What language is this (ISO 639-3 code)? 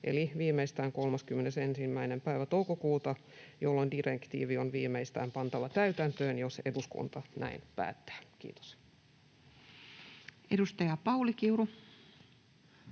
fin